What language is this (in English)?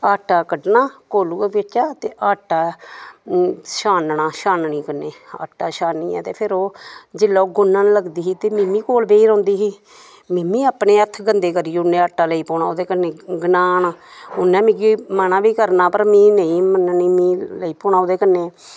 Dogri